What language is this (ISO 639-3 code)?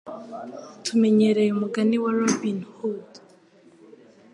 kin